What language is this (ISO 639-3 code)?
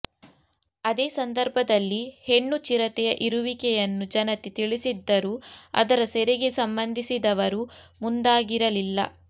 kan